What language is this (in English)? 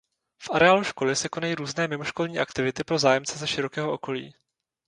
Czech